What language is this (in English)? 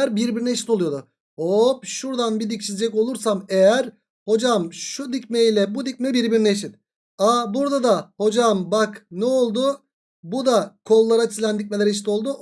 Turkish